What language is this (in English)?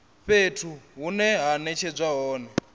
Venda